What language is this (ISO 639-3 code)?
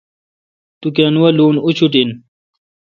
xka